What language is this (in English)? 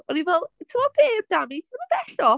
Welsh